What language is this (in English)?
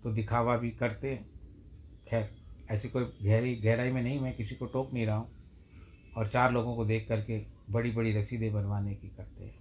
Hindi